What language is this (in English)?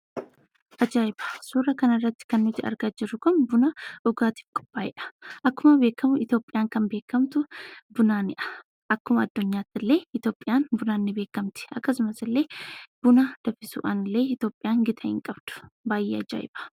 Oromo